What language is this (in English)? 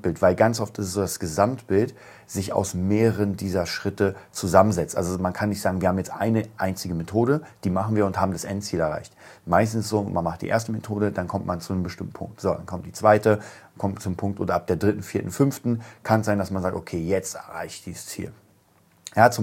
German